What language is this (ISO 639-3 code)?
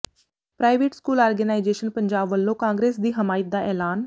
pan